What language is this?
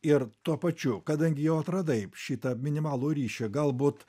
Lithuanian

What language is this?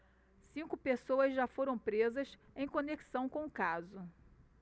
Portuguese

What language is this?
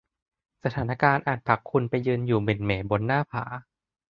Thai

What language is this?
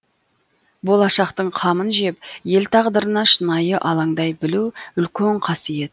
Kazakh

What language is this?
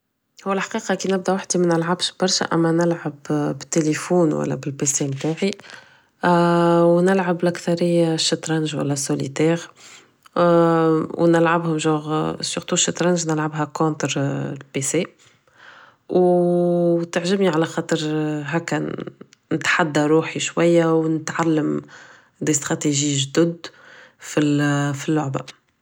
Tunisian Arabic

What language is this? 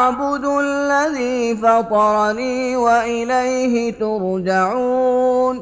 Arabic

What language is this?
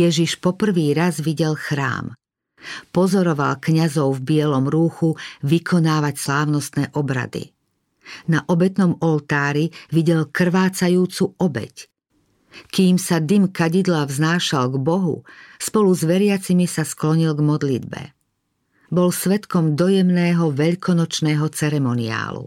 Slovak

